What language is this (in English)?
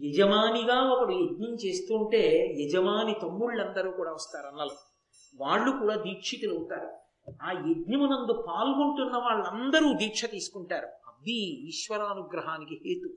Telugu